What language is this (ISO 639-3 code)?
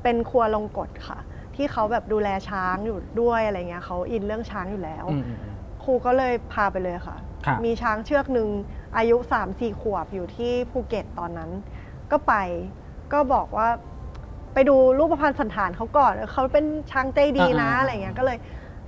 tha